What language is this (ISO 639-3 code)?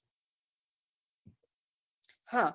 guj